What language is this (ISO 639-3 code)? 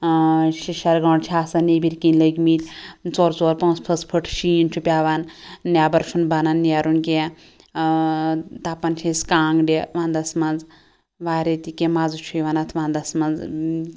kas